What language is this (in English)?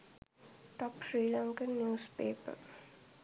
Sinhala